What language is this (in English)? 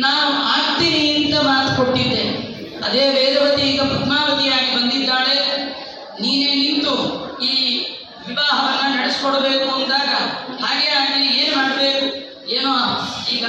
Kannada